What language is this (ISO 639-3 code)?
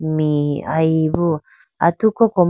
clk